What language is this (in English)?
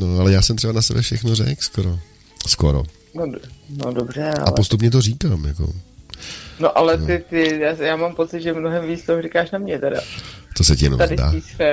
Czech